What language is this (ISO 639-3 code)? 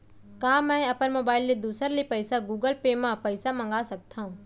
hne